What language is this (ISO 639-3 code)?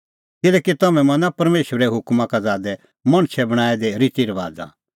kfx